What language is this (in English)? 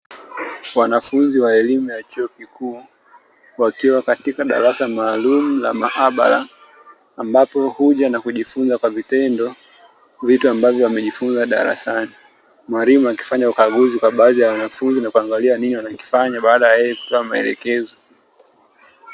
Swahili